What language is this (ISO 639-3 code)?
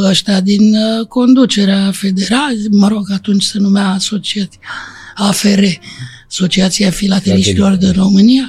ron